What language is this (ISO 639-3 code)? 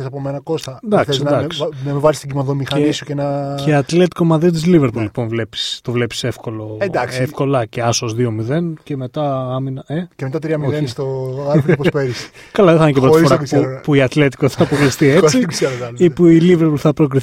ell